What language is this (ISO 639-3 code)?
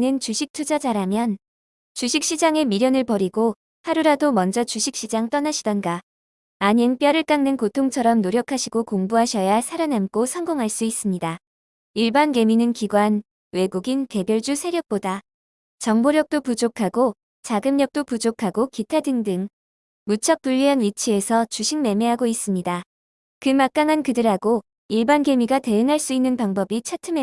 kor